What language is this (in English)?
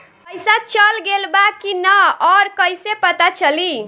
Bhojpuri